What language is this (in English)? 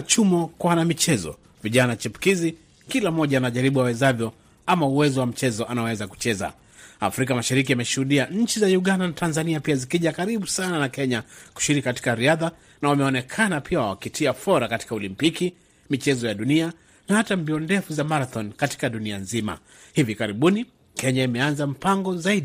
Swahili